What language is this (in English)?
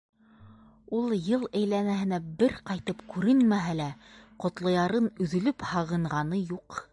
Bashkir